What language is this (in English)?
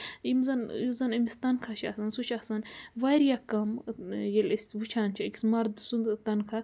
Kashmiri